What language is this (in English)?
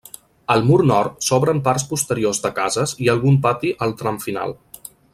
Catalan